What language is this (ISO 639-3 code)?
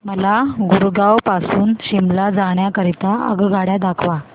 mar